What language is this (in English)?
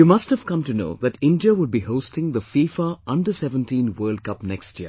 English